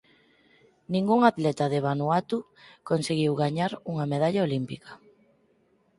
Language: Galician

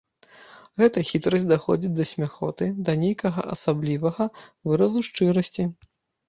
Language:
Belarusian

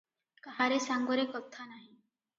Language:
Odia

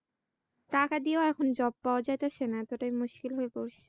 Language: Bangla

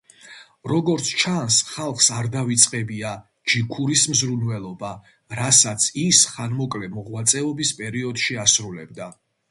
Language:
Georgian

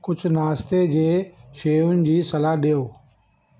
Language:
Sindhi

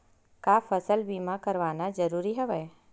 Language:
Chhattisgarhi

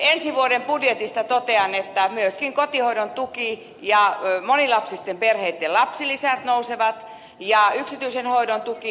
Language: Finnish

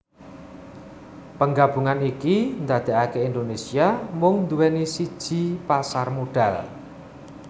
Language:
Javanese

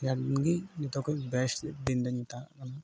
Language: Santali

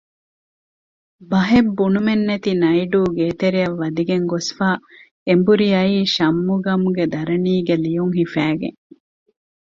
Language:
Divehi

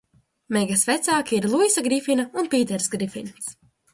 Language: Latvian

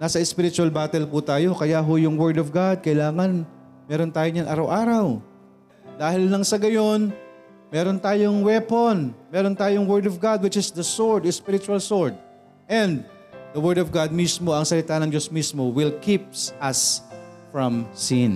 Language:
Filipino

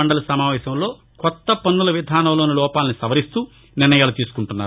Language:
Telugu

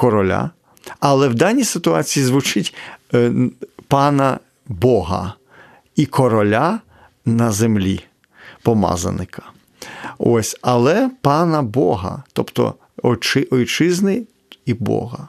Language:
Ukrainian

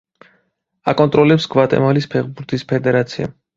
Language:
Georgian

